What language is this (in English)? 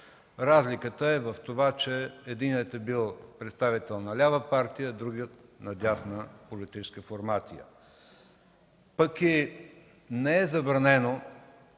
Bulgarian